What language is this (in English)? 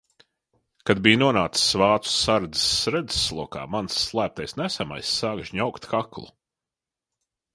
Latvian